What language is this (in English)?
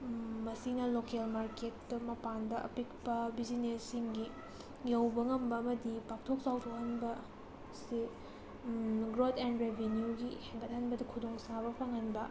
Manipuri